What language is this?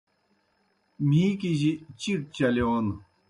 Kohistani Shina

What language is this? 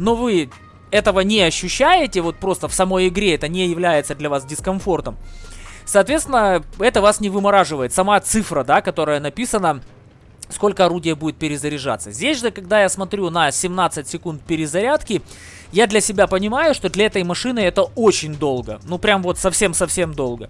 Russian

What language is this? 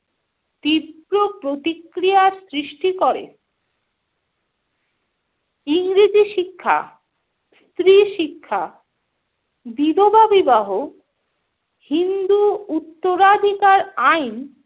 Bangla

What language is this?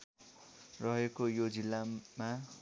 Nepali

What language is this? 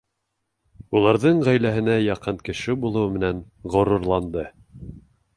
Bashkir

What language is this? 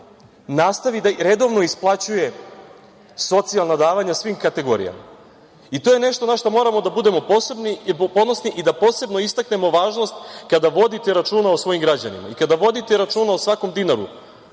Serbian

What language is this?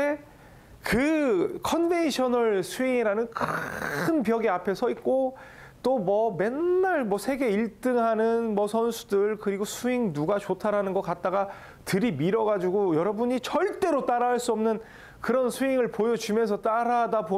Korean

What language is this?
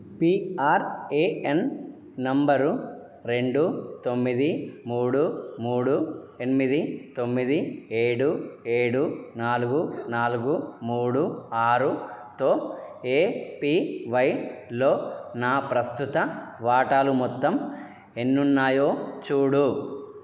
Telugu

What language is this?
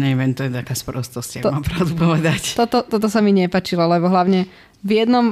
Slovak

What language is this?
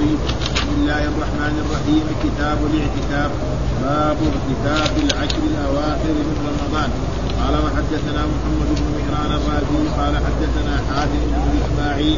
Arabic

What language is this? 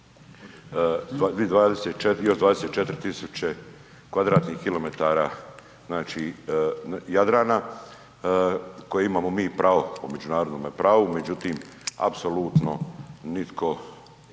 Croatian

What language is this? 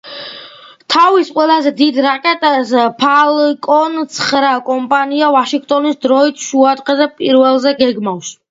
Georgian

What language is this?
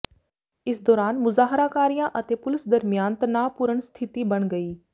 Punjabi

